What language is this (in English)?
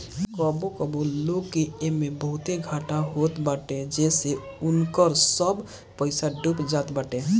Bhojpuri